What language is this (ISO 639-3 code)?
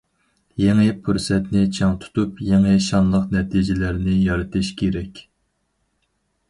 uig